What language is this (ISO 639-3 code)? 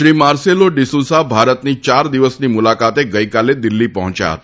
guj